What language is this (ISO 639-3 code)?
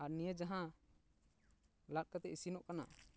sat